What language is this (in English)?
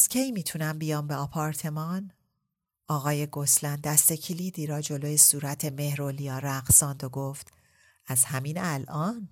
Persian